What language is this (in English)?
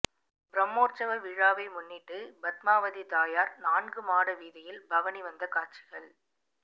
Tamil